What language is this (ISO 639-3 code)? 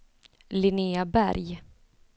swe